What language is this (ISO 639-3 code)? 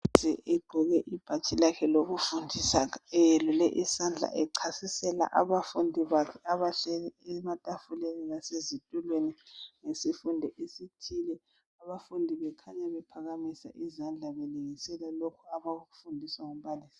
nde